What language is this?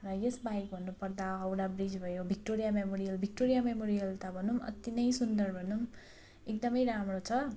Nepali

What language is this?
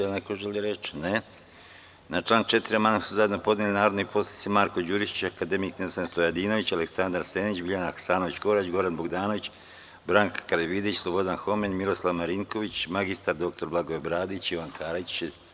Serbian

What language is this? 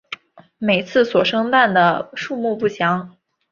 Chinese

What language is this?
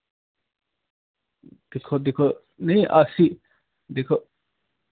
Dogri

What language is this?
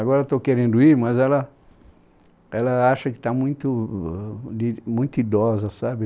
Portuguese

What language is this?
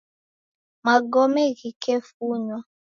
Taita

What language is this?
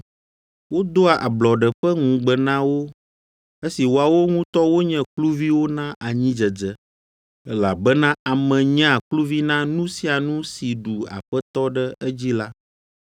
Ewe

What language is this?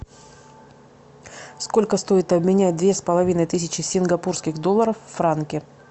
Russian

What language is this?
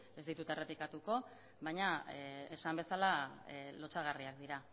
Basque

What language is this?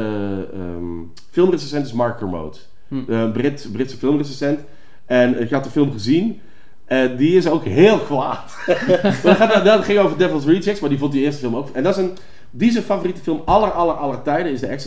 Dutch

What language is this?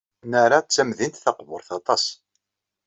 Kabyle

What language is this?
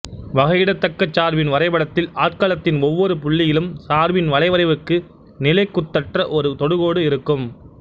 Tamil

